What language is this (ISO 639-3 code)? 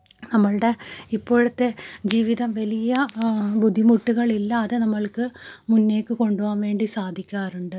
mal